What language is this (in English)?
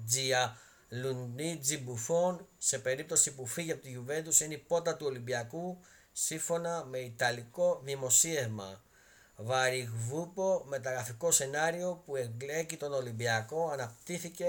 Greek